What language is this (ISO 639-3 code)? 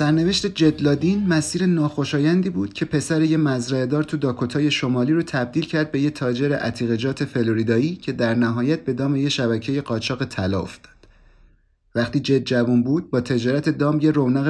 fas